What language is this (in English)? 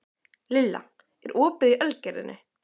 Icelandic